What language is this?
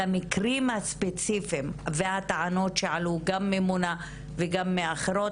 Hebrew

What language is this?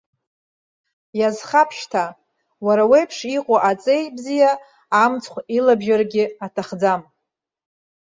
Abkhazian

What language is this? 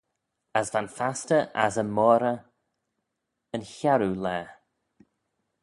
Manx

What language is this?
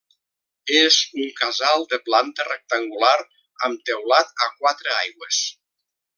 Catalan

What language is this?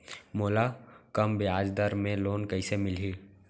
Chhattisgarhi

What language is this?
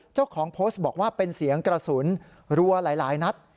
Thai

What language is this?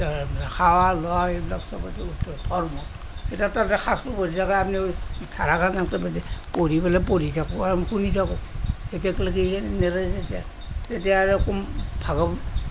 Assamese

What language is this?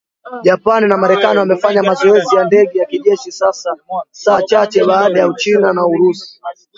Swahili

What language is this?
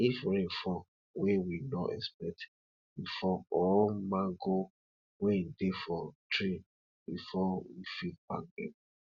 Nigerian Pidgin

